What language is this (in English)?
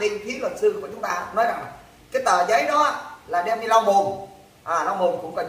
Vietnamese